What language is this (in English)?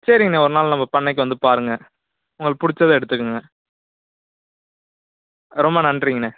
Tamil